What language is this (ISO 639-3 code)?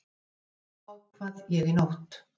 isl